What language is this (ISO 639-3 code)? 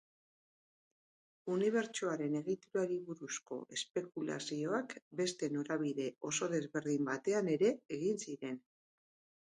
eus